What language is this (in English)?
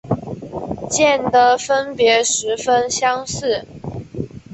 Chinese